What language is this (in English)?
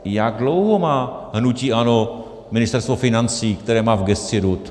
Czech